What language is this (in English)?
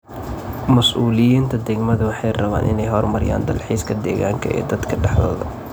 Somali